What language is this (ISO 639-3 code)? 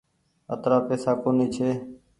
gig